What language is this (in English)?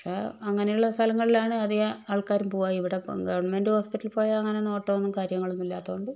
Malayalam